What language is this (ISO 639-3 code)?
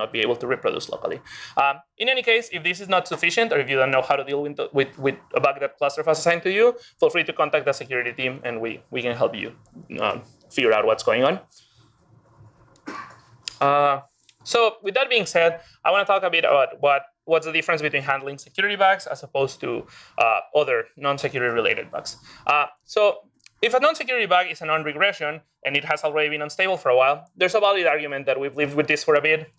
eng